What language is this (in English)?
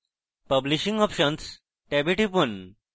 Bangla